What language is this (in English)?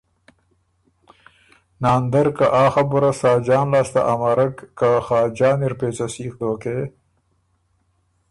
Ormuri